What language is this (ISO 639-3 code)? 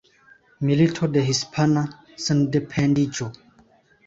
epo